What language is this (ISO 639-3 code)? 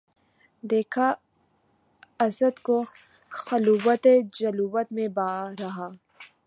urd